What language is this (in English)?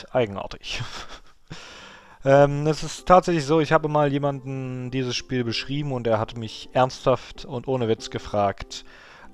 German